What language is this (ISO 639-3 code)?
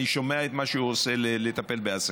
heb